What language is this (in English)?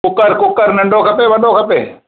Sindhi